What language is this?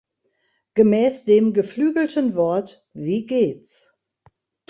German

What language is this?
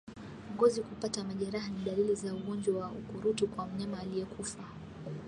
Swahili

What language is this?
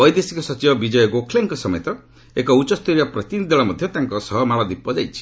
Odia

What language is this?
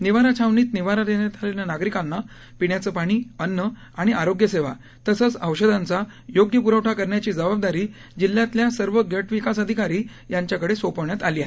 Marathi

